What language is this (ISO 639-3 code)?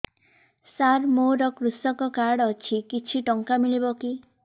ori